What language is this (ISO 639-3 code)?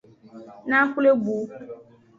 ajg